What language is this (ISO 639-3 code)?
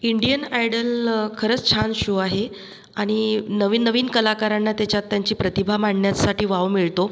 mar